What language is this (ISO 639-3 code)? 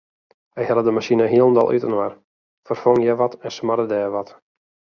fry